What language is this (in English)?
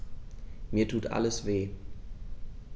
German